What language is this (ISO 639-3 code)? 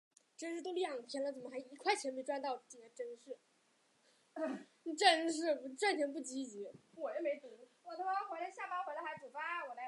zho